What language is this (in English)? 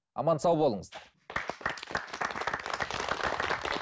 Kazakh